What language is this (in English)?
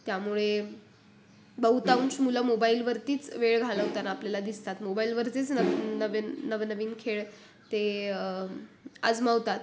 Marathi